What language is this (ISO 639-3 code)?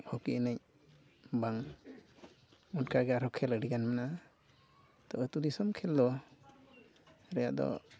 sat